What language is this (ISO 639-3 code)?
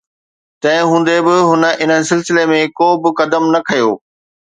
snd